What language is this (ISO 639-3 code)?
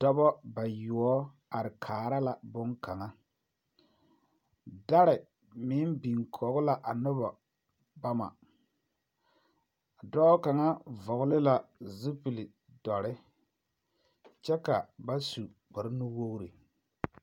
dga